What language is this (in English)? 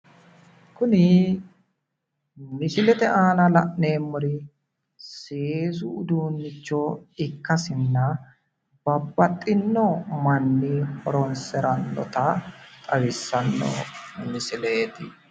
Sidamo